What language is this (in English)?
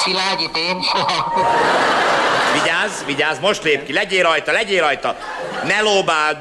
Hungarian